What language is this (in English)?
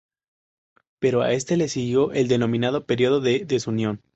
Spanish